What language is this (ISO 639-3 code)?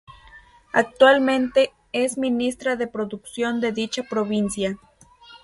spa